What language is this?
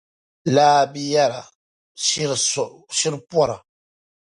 Dagbani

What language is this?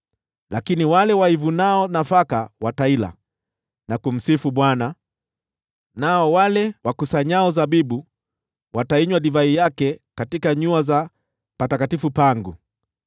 Swahili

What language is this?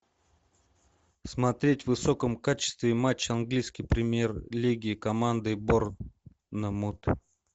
Russian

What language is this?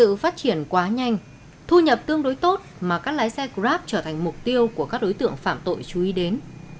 Vietnamese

